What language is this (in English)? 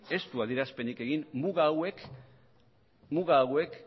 Basque